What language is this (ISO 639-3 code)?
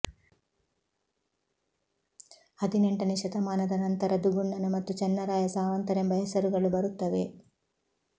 kan